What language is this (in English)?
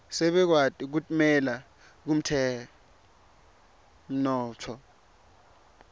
Swati